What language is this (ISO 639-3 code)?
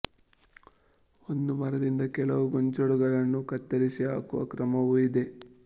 kan